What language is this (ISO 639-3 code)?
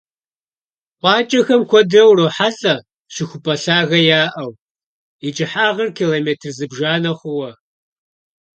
kbd